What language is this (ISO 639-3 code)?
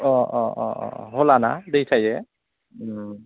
brx